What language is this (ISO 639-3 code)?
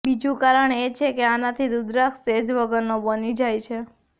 guj